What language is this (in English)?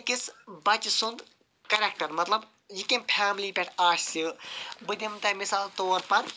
Kashmiri